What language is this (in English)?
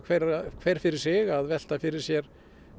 Icelandic